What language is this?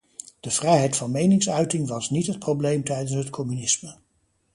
Dutch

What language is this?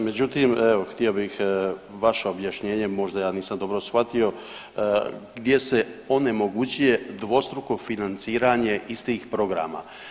Croatian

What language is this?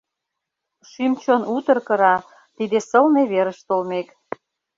Mari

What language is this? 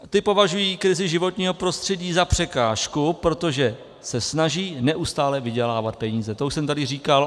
Czech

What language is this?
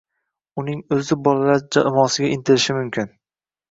Uzbek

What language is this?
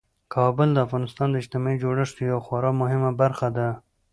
Pashto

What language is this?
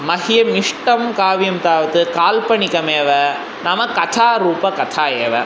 Sanskrit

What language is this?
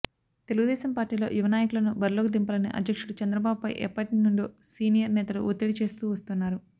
Telugu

